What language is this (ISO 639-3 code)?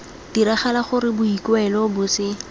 tsn